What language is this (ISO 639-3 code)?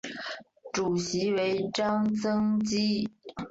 zho